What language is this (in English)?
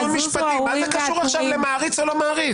Hebrew